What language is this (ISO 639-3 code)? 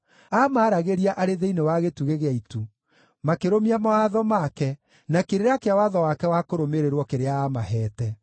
kik